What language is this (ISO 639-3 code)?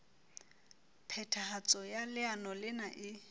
sot